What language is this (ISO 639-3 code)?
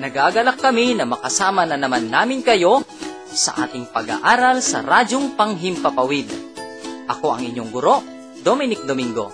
fil